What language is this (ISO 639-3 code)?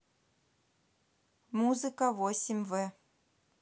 rus